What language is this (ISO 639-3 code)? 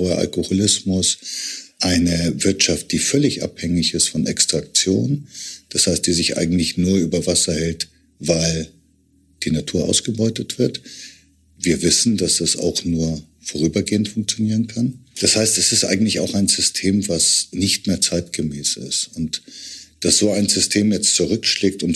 deu